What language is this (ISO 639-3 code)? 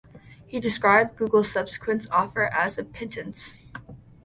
eng